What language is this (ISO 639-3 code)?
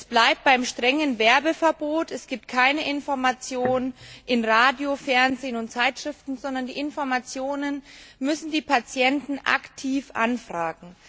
deu